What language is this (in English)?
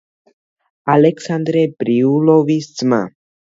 Georgian